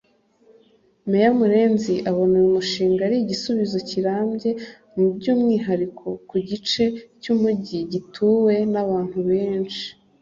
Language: Kinyarwanda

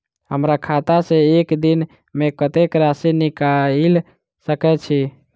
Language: Maithili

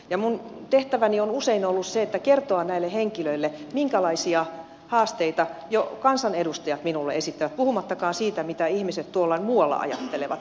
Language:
Finnish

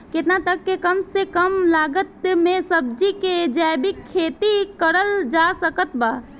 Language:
Bhojpuri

